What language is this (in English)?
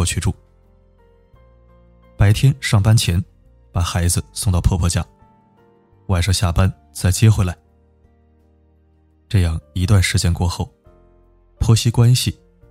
Chinese